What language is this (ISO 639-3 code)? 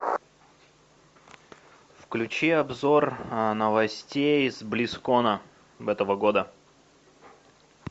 rus